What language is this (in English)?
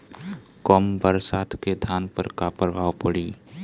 Bhojpuri